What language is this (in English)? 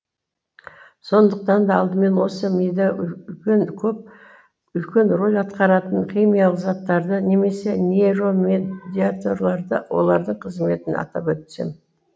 Kazakh